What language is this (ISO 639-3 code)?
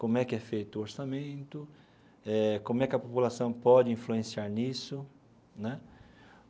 por